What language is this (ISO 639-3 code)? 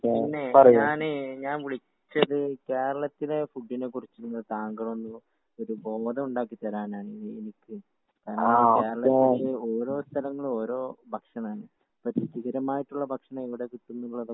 mal